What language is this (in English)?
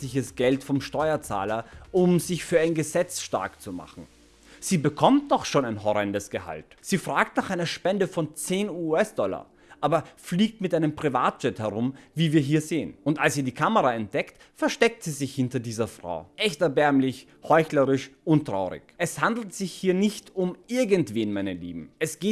German